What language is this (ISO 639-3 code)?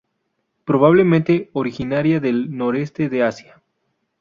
spa